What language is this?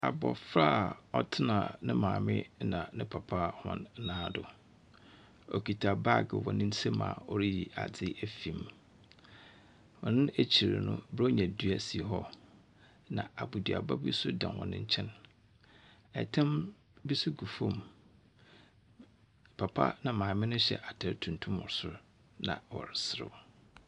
Akan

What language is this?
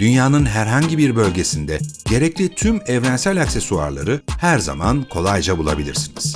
Turkish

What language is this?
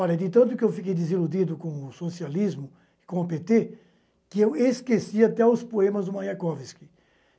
Portuguese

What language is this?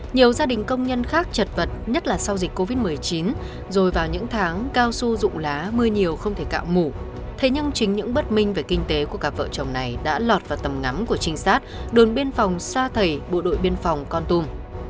Vietnamese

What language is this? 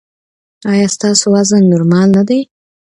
Pashto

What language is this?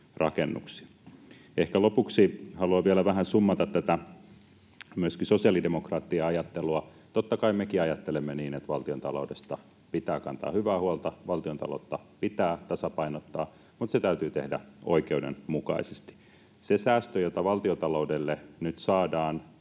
Finnish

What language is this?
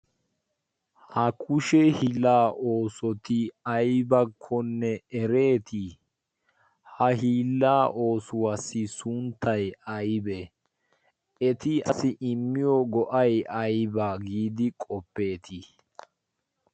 Wolaytta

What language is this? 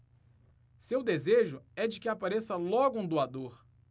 Portuguese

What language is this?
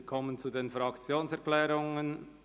Swiss German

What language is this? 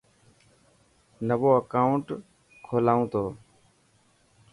Dhatki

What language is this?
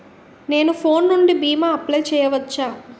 Telugu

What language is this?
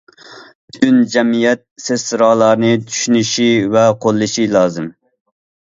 Uyghur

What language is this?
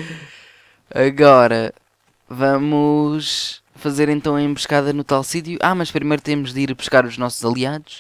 Portuguese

